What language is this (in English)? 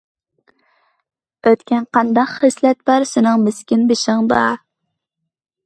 Uyghur